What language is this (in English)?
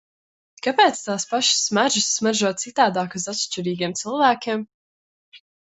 Latvian